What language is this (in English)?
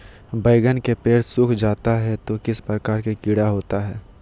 Magahi